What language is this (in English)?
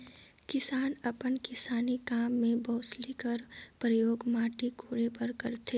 Chhattisgarhi